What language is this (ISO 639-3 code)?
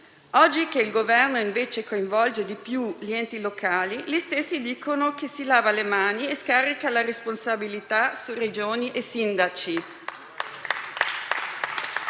ita